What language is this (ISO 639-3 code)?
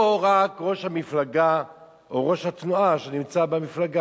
heb